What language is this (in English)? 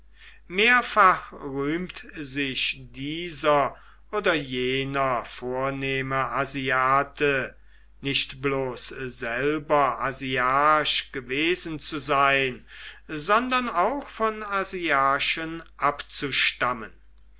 German